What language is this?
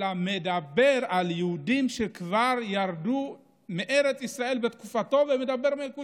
Hebrew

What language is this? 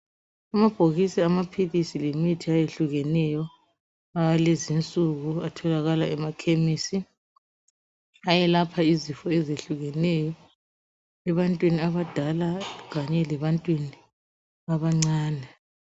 North Ndebele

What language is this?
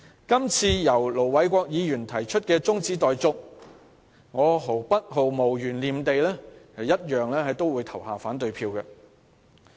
Cantonese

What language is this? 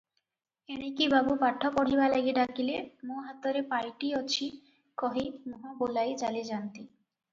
Odia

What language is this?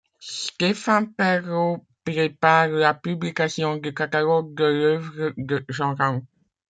French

